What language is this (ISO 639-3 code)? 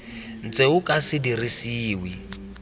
tsn